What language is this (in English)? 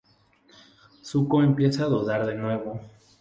Spanish